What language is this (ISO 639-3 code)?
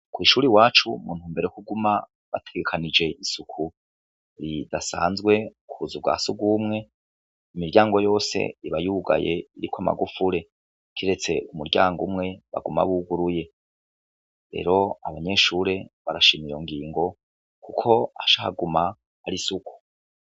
run